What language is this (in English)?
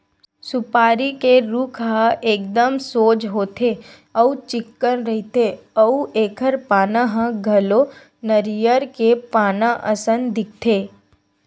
Chhattisgarhi